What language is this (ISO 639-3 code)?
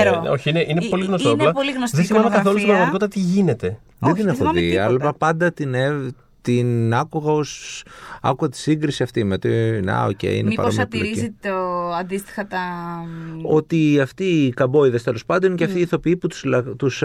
ell